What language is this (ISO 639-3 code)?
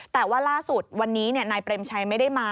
tha